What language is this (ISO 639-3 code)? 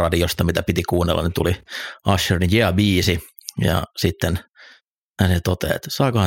fin